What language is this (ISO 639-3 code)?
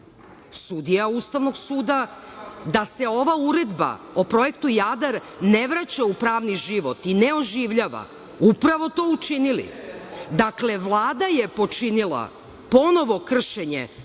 srp